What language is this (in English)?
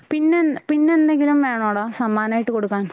Malayalam